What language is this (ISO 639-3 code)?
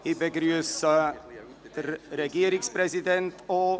gsw